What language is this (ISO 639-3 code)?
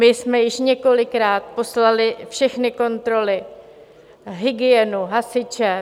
ces